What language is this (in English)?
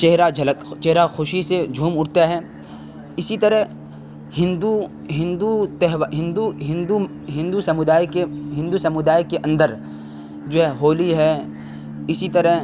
Urdu